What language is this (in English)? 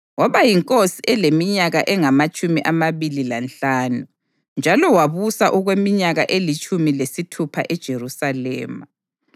North Ndebele